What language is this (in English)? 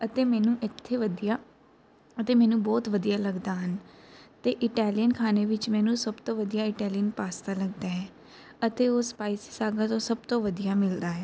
Punjabi